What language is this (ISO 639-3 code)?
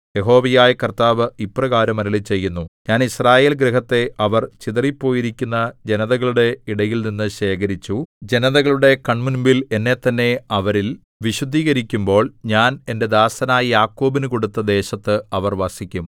mal